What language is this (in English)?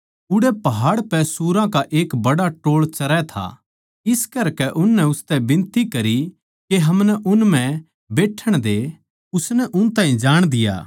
Haryanvi